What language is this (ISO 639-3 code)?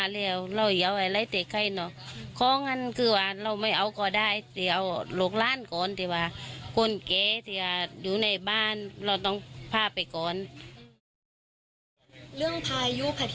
tha